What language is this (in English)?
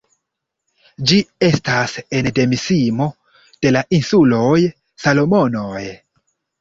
Esperanto